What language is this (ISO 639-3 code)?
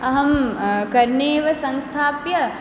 san